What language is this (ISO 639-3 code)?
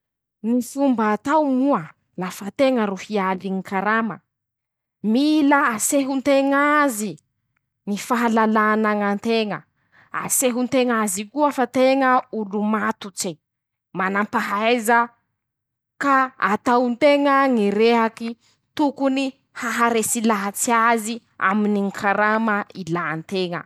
msh